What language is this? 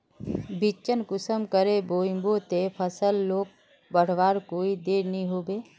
Magahi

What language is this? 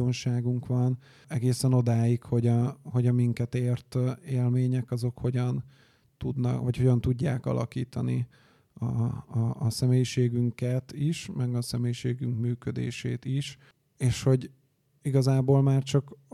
Hungarian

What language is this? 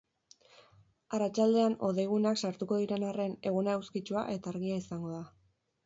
Basque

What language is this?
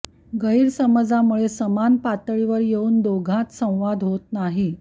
Marathi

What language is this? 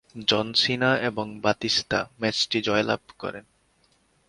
Bangla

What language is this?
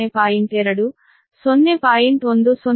Kannada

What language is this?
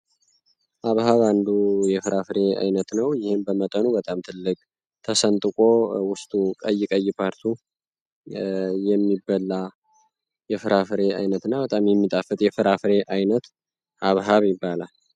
Amharic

